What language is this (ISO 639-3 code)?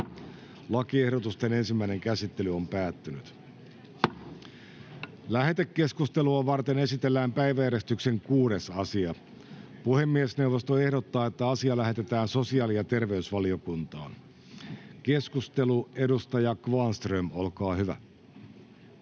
fin